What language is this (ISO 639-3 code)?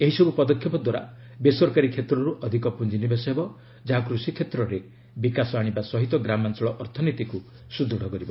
ori